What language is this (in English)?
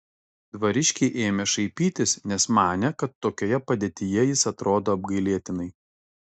Lithuanian